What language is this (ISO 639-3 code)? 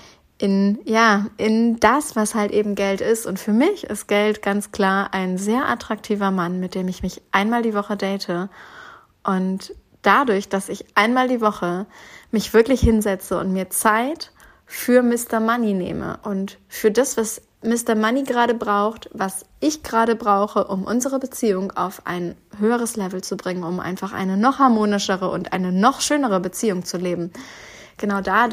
deu